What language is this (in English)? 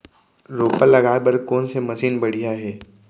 Chhattisgarhi